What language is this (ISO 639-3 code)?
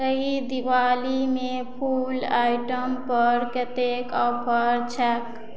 mai